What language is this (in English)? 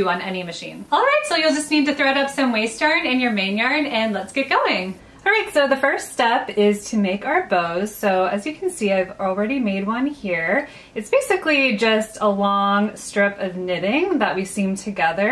English